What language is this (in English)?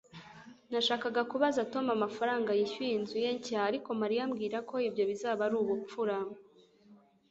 Kinyarwanda